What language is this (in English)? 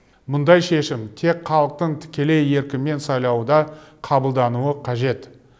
Kazakh